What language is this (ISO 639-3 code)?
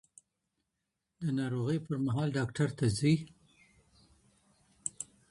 pus